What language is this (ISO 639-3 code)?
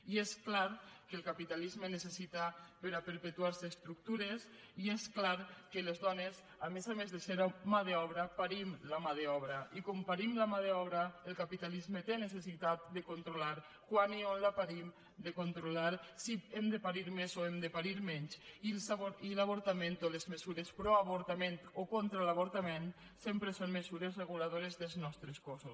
cat